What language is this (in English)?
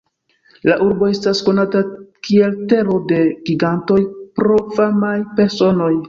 Esperanto